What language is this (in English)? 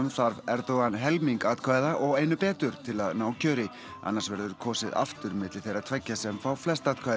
Icelandic